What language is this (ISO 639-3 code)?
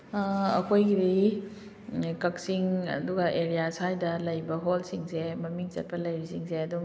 mni